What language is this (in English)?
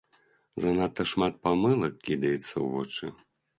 Belarusian